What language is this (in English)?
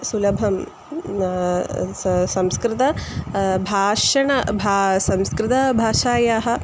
Sanskrit